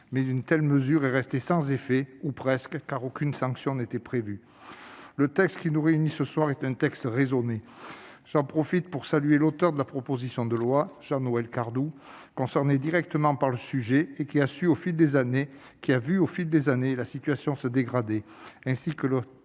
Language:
French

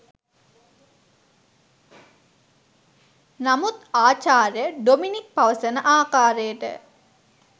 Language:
Sinhala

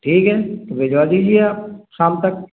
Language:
Hindi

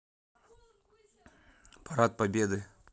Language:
Russian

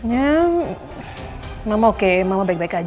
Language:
Indonesian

